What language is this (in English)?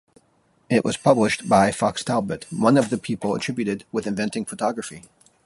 English